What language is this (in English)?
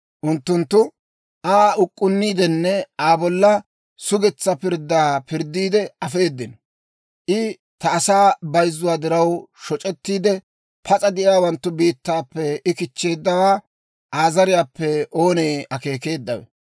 Dawro